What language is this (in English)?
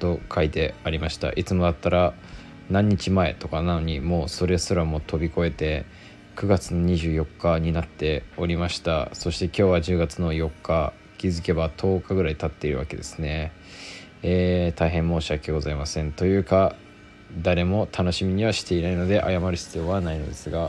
Japanese